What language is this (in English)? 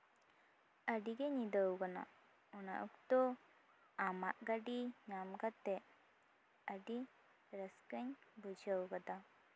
Santali